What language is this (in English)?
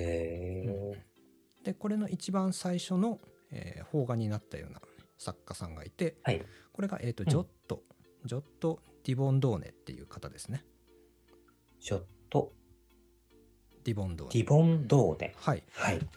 Japanese